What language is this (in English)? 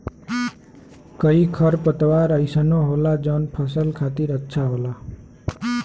Bhojpuri